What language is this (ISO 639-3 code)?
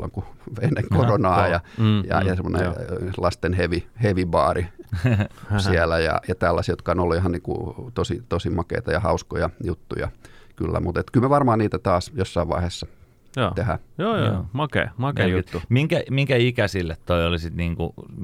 fin